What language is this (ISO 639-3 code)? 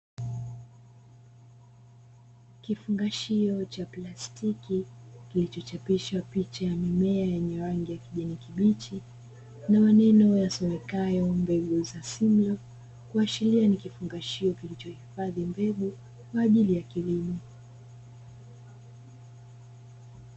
swa